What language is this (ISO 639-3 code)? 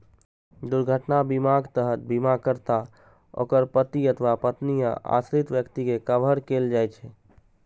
mai